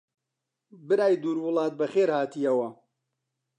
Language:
Central Kurdish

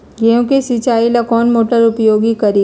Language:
Magahi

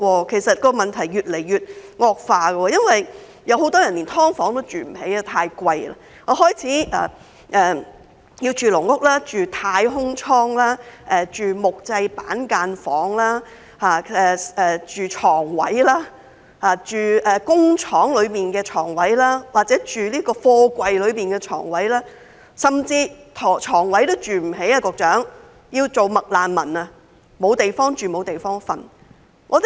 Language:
Cantonese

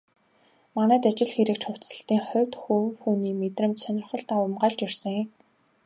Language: Mongolian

